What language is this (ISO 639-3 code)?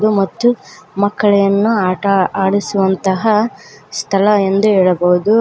kan